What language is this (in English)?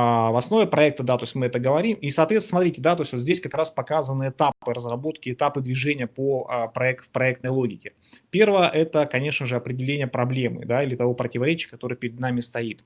Russian